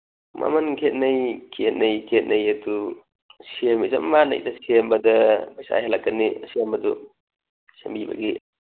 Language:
Manipuri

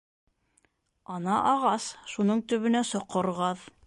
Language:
Bashkir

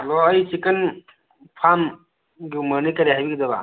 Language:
Manipuri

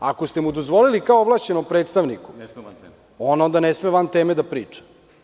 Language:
Serbian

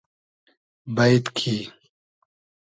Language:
Hazaragi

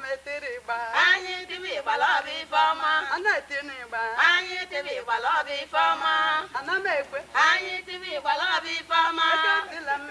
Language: English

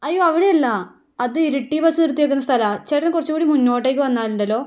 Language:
Malayalam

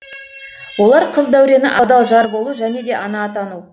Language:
Kazakh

